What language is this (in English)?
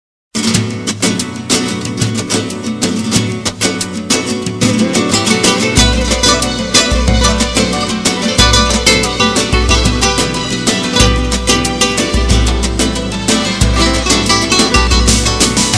Turkish